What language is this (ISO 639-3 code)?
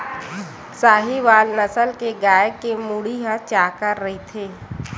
hne